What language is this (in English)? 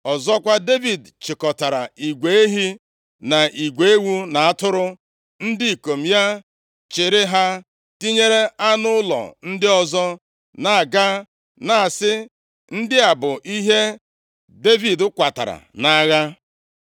Igbo